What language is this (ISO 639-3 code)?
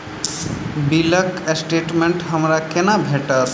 mai